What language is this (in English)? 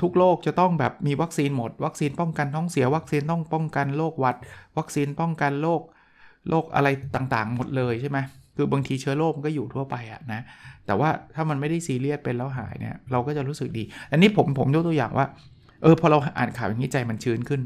Thai